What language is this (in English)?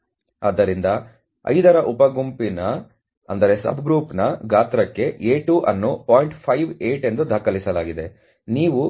Kannada